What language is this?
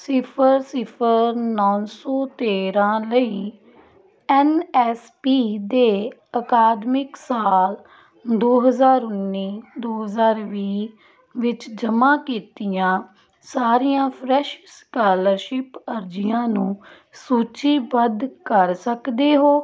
Punjabi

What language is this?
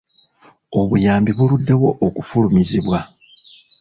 Ganda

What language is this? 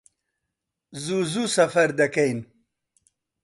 Central Kurdish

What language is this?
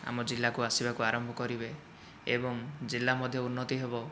Odia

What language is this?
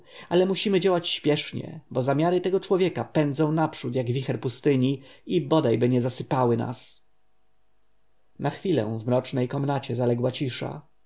Polish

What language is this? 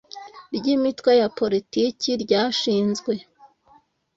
Kinyarwanda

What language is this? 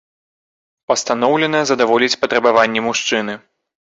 Belarusian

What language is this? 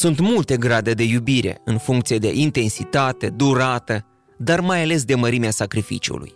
Romanian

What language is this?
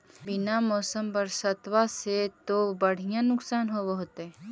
Magahi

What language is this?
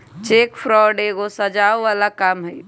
Magahi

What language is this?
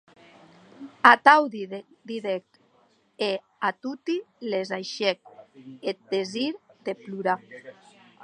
Occitan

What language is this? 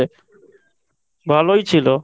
Bangla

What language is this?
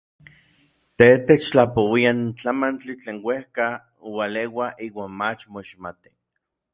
Orizaba Nahuatl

